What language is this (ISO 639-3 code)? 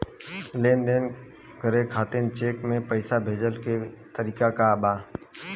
bho